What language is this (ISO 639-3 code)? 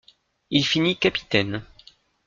fra